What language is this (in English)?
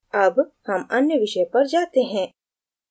Hindi